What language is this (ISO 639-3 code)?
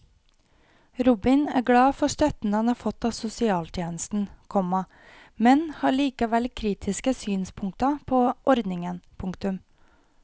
nor